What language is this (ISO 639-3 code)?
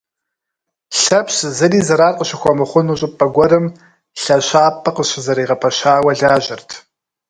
kbd